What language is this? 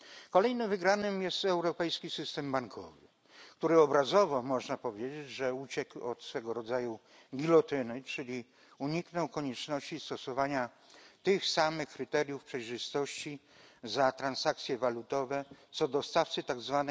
Polish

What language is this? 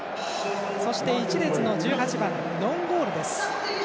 Japanese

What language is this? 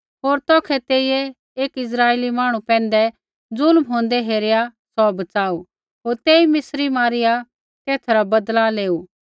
Kullu Pahari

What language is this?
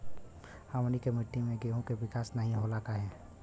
Bhojpuri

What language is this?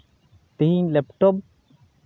Santali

